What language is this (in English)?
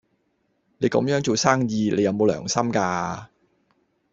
Cantonese